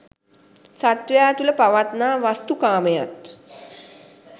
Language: Sinhala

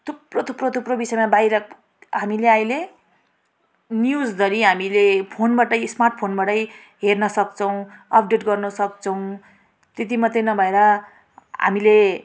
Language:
Nepali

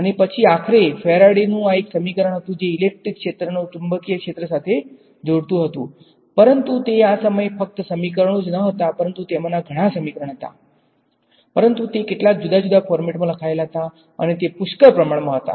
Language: Gujarati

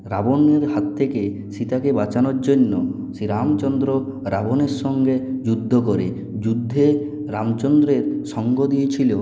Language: Bangla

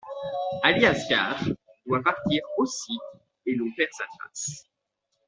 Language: French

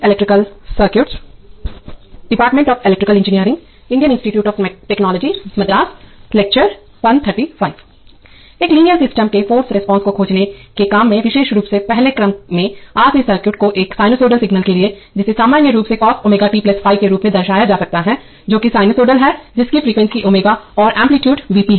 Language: Hindi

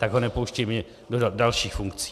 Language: Czech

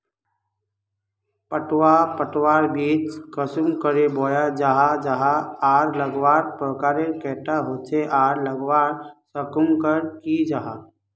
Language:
Magahi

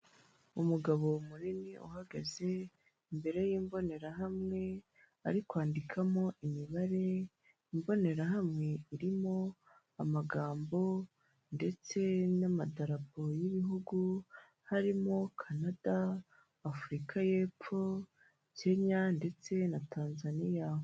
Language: Kinyarwanda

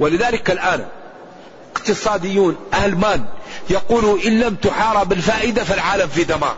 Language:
Arabic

